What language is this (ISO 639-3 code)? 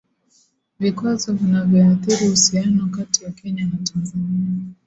swa